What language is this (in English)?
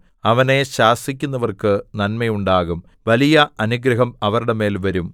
Malayalam